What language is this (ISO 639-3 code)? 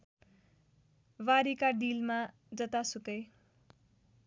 nep